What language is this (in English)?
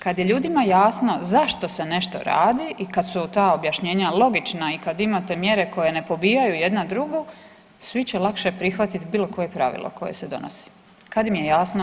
Croatian